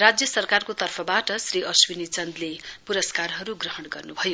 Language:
Nepali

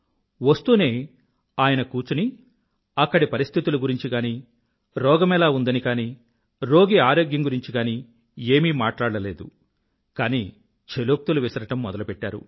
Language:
Telugu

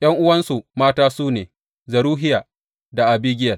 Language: Hausa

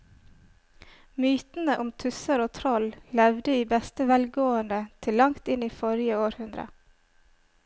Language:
Norwegian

